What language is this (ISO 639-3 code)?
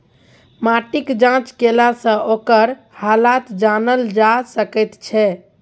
mai